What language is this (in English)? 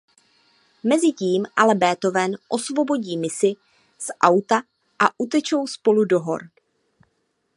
Czech